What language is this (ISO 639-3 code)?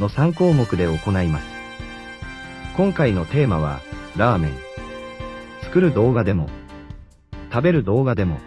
jpn